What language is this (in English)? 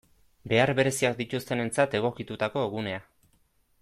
Basque